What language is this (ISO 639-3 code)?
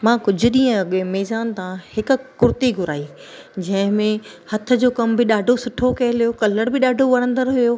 snd